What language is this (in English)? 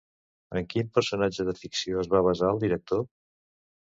Catalan